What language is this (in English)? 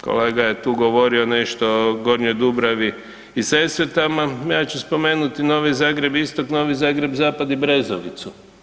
Croatian